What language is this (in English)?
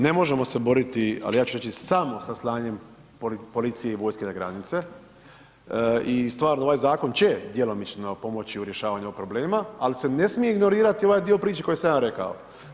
Croatian